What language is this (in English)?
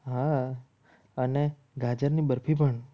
Gujarati